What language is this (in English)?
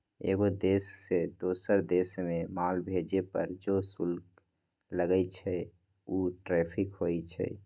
Magahi